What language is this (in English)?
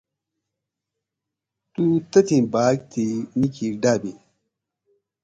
Gawri